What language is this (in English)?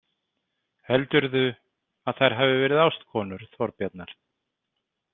Icelandic